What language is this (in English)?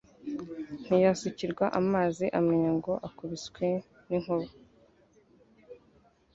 Kinyarwanda